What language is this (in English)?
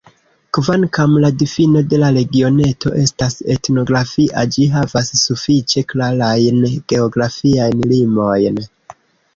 Esperanto